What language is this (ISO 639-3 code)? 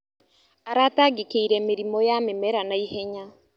kik